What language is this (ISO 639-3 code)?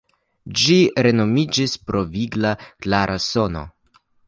epo